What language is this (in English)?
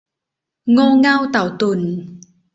Thai